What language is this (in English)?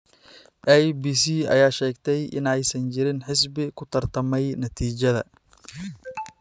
Somali